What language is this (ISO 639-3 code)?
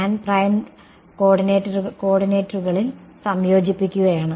mal